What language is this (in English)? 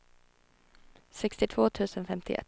Swedish